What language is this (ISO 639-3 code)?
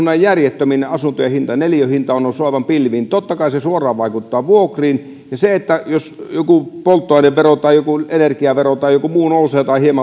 fin